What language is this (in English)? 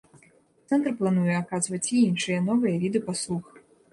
Belarusian